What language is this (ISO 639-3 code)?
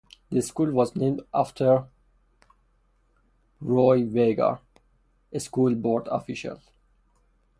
eng